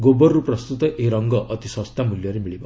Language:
Odia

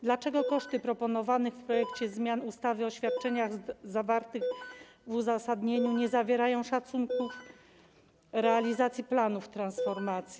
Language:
Polish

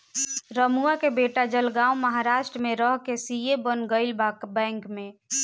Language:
Bhojpuri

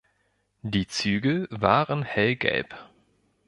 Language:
German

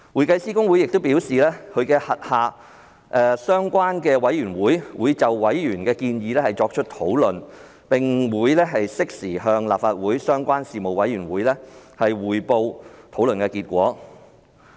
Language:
Cantonese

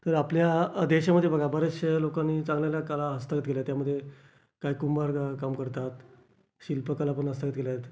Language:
Marathi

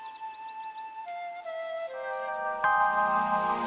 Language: Indonesian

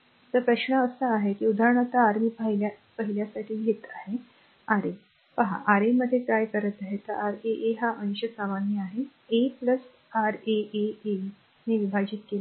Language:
Marathi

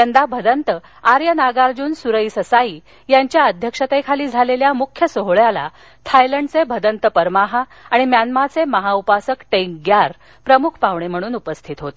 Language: Marathi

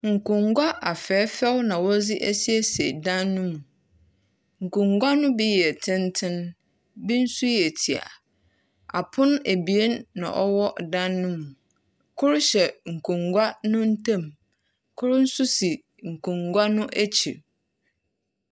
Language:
Akan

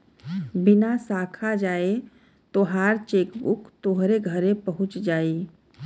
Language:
Bhojpuri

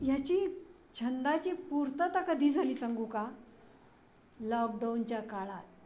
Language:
Marathi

